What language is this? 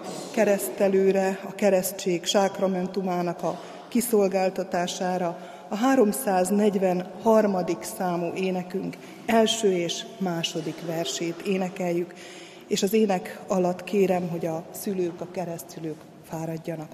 Hungarian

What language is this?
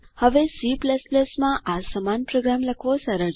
Gujarati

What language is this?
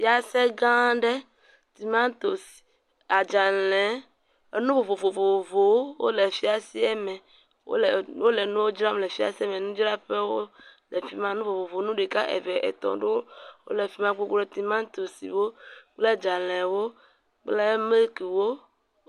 Ewe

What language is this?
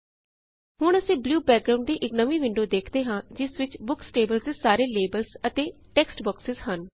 Punjabi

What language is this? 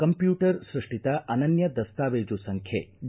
Kannada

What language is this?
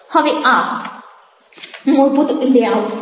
Gujarati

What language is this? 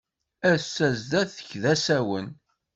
Kabyle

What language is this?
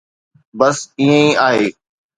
Sindhi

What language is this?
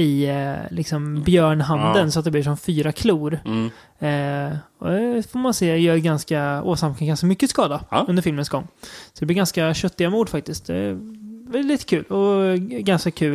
Swedish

